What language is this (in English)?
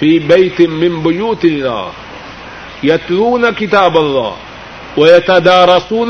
Urdu